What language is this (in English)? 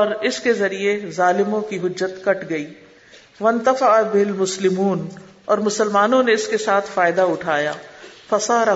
Urdu